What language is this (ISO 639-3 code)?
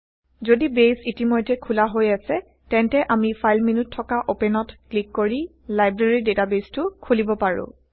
asm